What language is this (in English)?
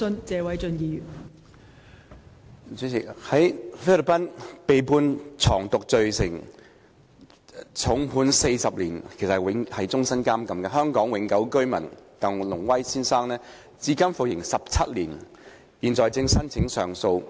Cantonese